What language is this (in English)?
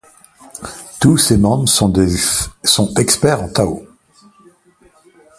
French